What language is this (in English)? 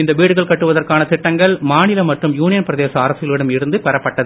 Tamil